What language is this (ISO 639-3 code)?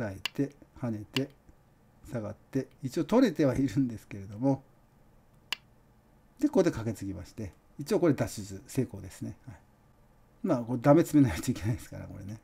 jpn